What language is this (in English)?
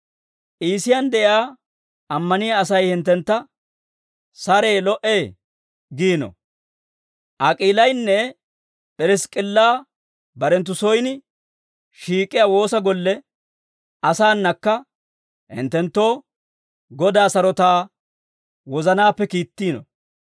Dawro